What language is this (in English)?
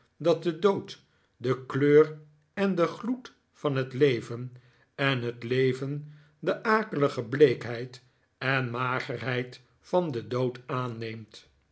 Dutch